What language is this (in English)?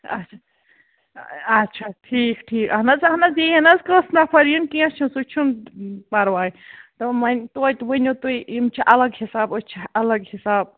Kashmiri